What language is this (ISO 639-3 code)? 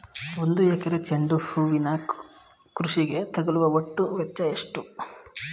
kan